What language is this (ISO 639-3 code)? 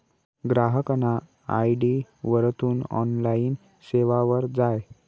mar